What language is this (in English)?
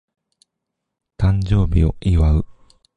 Japanese